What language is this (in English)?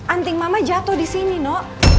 Indonesian